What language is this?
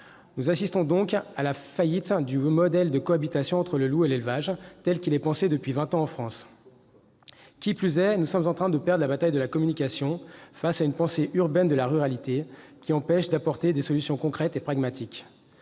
French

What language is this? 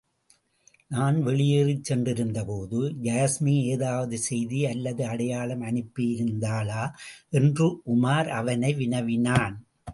Tamil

